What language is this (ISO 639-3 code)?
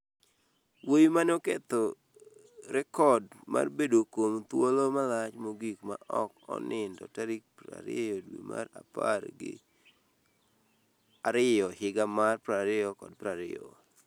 luo